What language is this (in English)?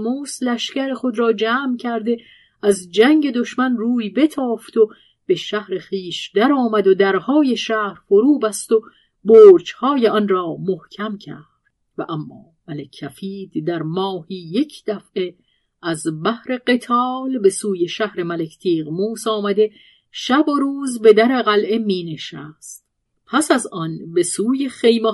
Persian